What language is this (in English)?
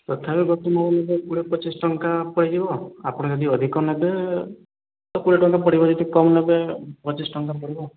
Odia